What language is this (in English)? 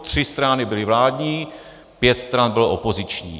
Czech